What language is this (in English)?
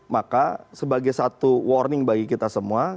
Indonesian